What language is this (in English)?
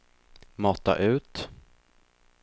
Swedish